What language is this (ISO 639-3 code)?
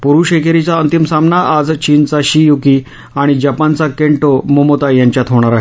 mar